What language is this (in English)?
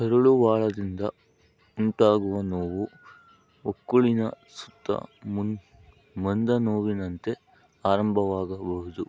Kannada